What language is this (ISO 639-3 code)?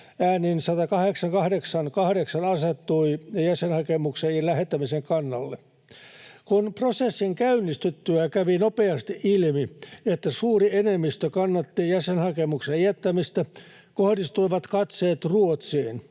fin